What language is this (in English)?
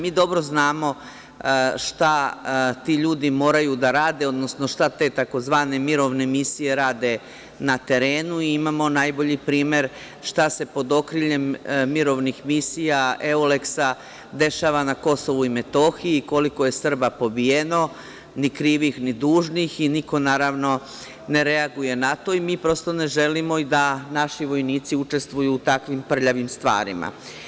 Serbian